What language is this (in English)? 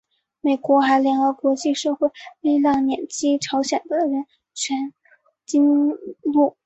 Chinese